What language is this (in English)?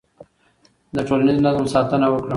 Pashto